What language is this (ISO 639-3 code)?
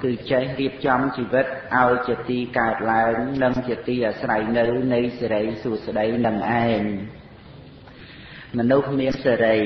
vie